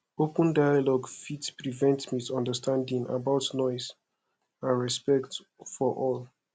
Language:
Nigerian Pidgin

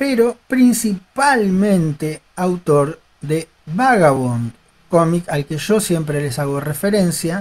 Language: Spanish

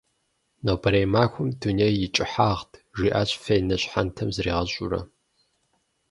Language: Kabardian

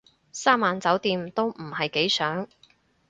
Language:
Cantonese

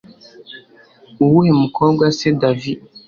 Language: Kinyarwanda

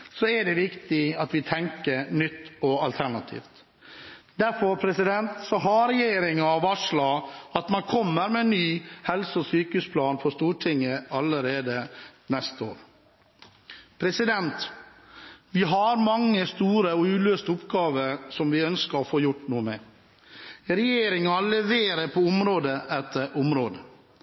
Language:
Norwegian Bokmål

